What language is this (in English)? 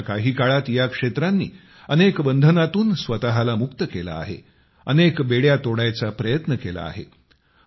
Marathi